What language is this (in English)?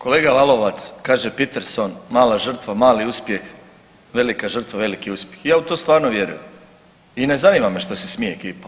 Croatian